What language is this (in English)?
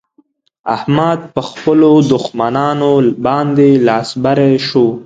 Pashto